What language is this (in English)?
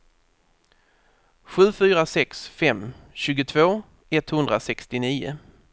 Swedish